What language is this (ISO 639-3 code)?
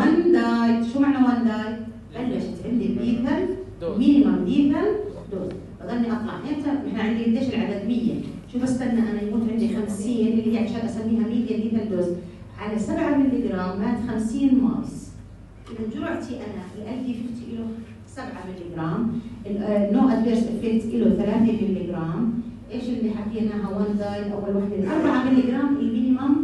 ara